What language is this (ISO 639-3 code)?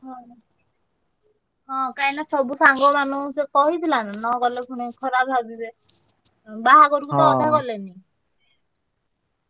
ori